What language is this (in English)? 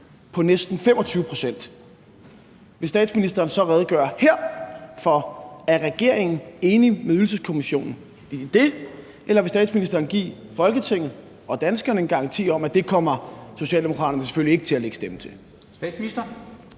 Danish